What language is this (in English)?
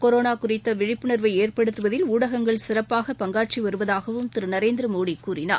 Tamil